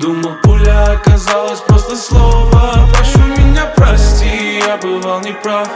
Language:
Russian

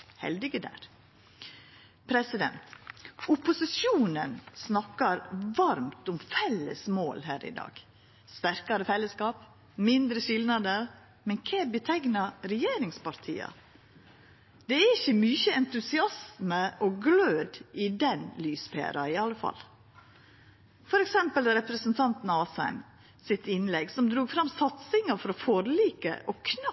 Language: Norwegian Nynorsk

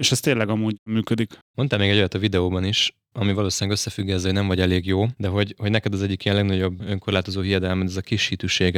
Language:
Hungarian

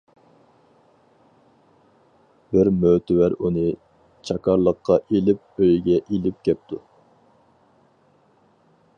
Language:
Uyghur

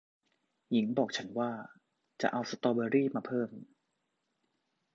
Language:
Thai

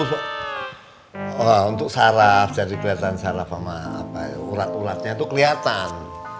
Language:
Indonesian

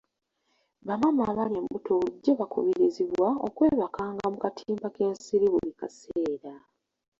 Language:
Ganda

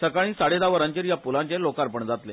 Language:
Konkani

